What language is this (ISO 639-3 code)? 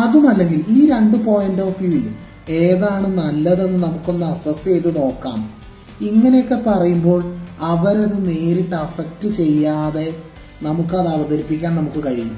mal